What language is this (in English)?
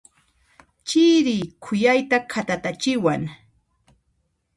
Puno Quechua